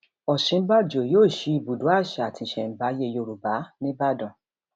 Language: Yoruba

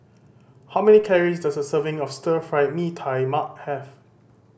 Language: English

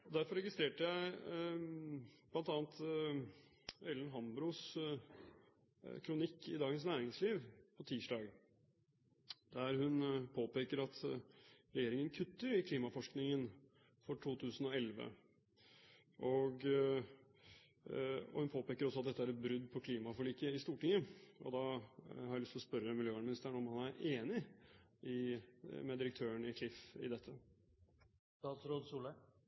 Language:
Norwegian Bokmål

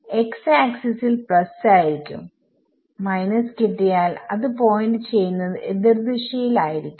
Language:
Malayalam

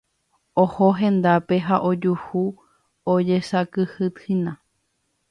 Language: Guarani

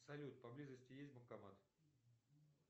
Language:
Russian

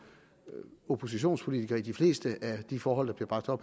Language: Danish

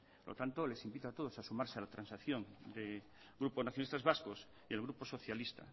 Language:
Spanish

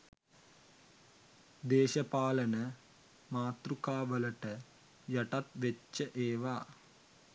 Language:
Sinhala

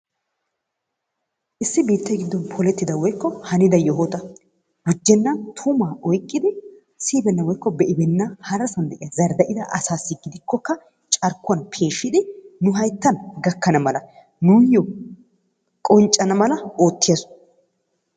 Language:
Wolaytta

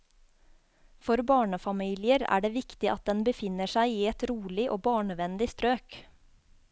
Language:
Norwegian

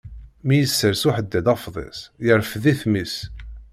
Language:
Kabyle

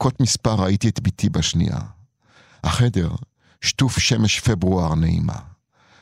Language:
Hebrew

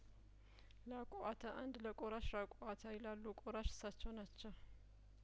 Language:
Amharic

